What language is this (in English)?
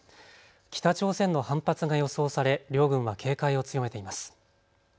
Japanese